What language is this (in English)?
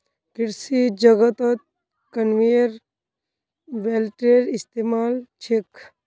Magahi